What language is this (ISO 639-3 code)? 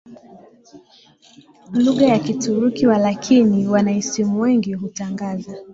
swa